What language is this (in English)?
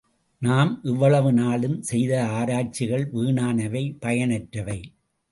Tamil